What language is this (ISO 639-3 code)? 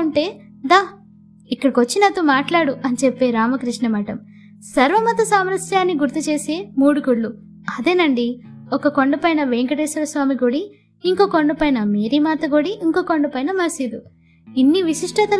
tel